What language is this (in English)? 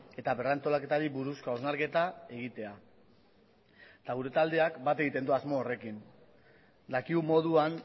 Basque